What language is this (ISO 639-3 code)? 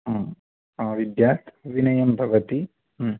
san